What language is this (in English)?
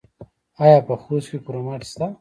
Pashto